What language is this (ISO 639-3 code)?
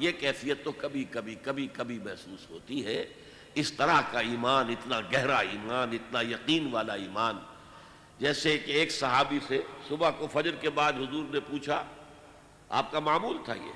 urd